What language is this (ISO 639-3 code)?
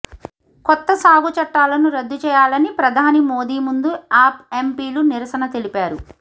tel